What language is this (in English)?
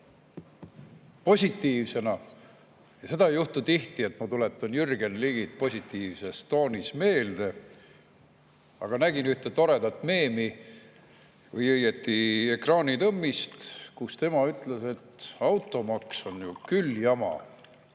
Estonian